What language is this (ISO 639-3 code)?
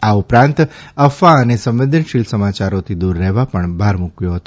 guj